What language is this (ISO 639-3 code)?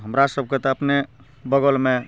mai